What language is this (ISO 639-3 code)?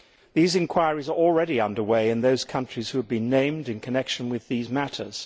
eng